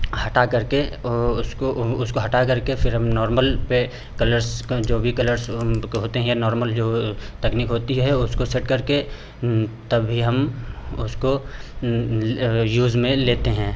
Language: Hindi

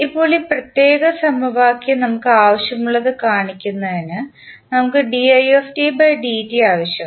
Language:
Malayalam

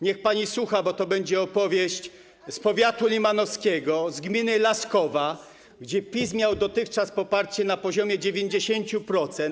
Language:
Polish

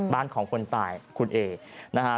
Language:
Thai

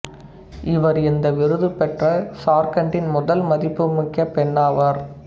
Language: Tamil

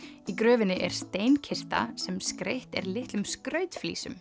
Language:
Icelandic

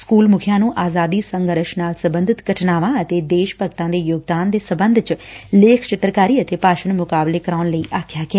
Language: Punjabi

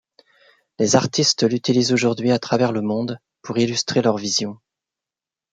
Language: French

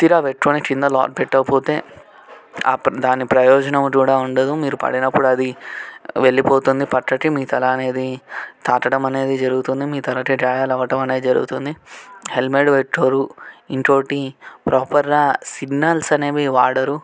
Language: Telugu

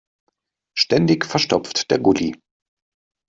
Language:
German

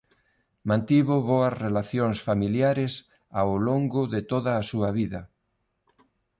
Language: Galician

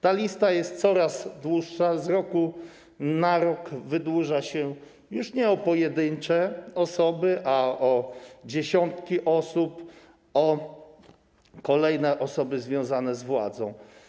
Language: Polish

